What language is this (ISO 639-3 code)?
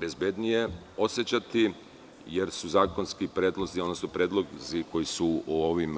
srp